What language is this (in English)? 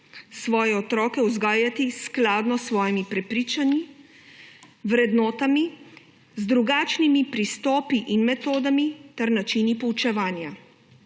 Slovenian